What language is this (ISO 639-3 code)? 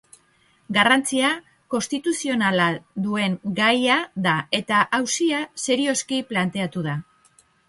eus